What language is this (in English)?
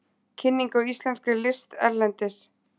Icelandic